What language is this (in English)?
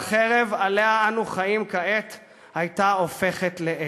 Hebrew